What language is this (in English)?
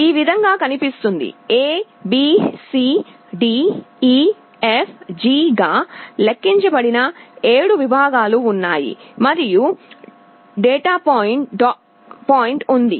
Telugu